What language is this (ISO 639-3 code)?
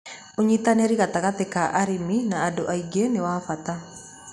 kik